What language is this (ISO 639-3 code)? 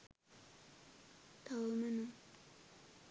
sin